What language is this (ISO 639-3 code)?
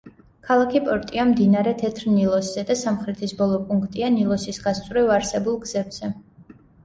kat